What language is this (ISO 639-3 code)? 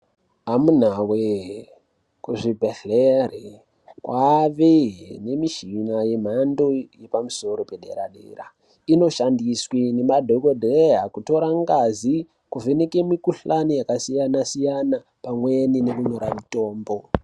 ndc